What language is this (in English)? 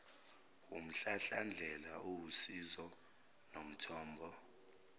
Zulu